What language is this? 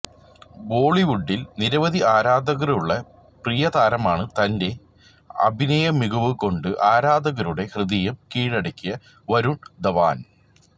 Malayalam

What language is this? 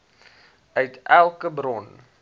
Afrikaans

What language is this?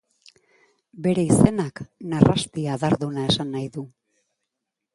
Basque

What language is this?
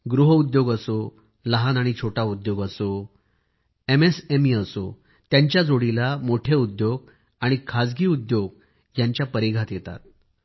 Marathi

